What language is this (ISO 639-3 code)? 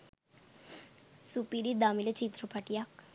sin